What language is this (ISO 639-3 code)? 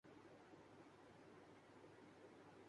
urd